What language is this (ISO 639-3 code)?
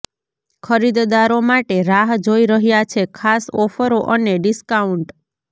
guj